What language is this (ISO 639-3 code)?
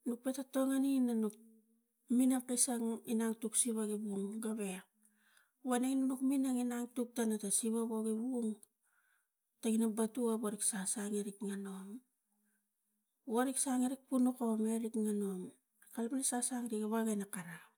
tgc